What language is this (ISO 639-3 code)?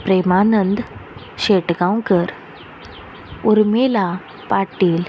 kok